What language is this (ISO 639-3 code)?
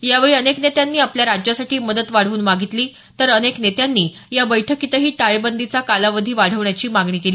mar